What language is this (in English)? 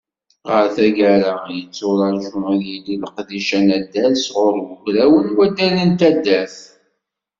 Kabyle